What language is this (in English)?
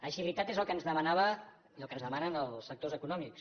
Catalan